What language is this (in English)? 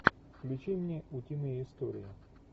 Russian